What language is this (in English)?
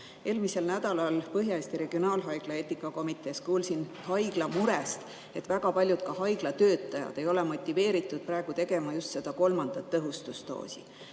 Estonian